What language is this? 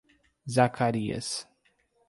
Portuguese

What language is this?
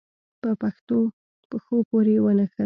Pashto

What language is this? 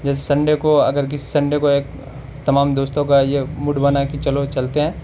Urdu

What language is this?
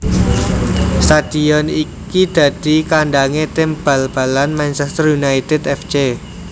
Javanese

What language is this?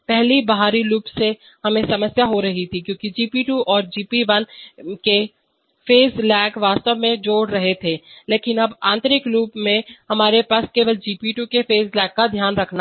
Hindi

